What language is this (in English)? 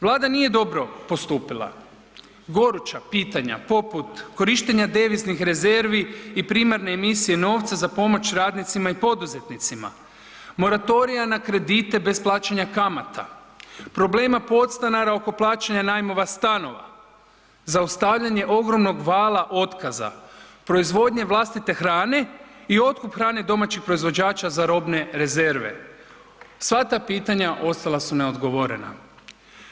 Croatian